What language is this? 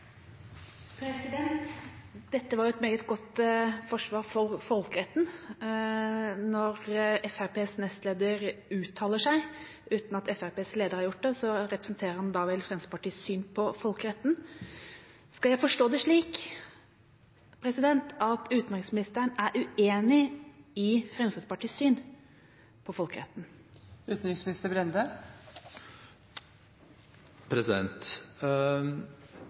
Norwegian Bokmål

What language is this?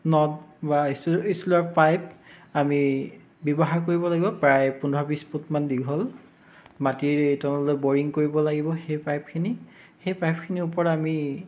Assamese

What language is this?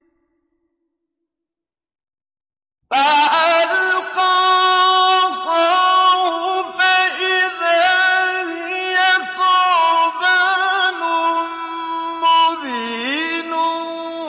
Arabic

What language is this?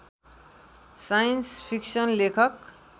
Nepali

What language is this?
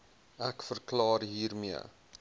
Afrikaans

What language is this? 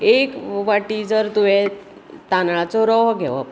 Konkani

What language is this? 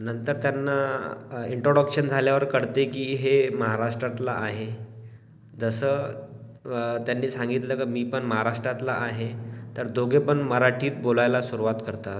Marathi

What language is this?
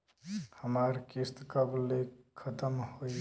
Bhojpuri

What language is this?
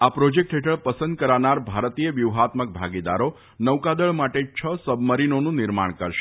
Gujarati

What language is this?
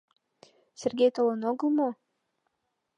Mari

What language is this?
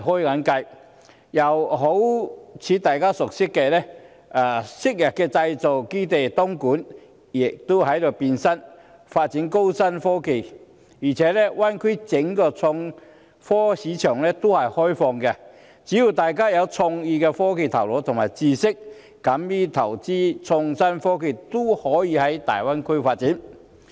Cantonese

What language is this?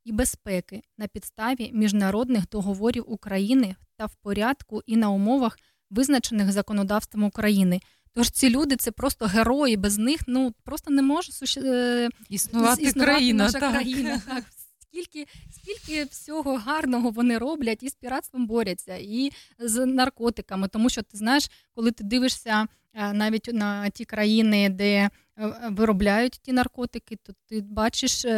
Dutch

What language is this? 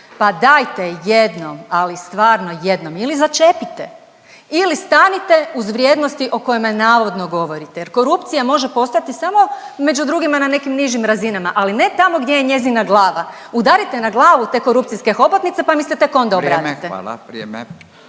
Croatian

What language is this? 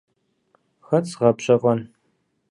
Kabardian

